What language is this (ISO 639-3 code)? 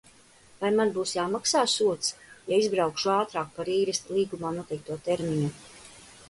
lav